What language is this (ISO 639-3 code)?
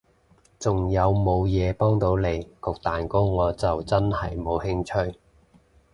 yue